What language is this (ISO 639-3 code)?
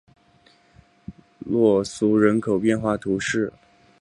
zho